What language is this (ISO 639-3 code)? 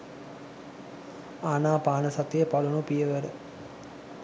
sin